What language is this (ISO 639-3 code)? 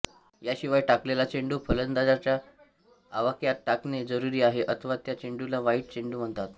mar